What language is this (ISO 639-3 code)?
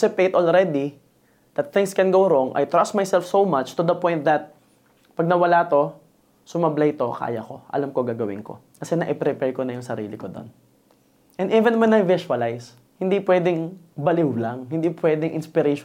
fil